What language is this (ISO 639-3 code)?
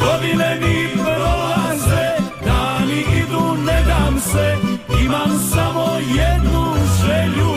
hrv